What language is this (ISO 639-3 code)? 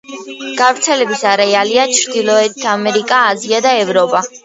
kat